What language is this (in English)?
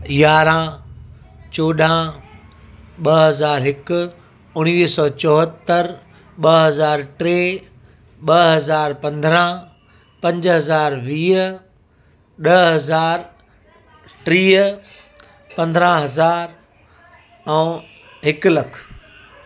Sindhi